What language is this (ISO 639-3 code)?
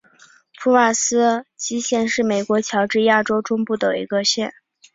zho